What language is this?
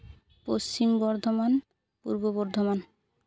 Santali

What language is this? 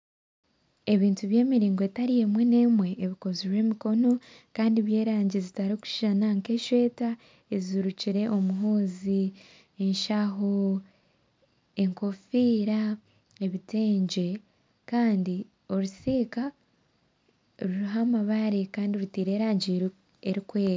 Nyankole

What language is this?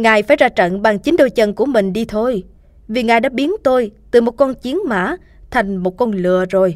Vietnamese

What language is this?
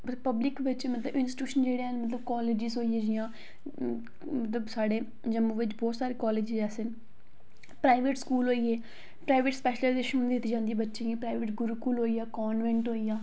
Dogri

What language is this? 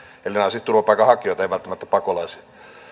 Finnish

